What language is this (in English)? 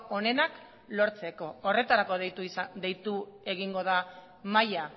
Basque